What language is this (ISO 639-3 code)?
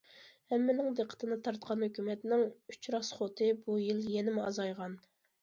uig